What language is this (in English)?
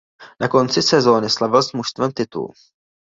Czech